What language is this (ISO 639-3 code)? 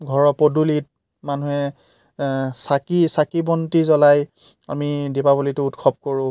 asm